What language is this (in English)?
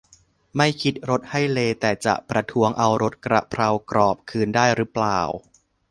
Thai